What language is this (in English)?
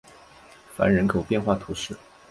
Chinese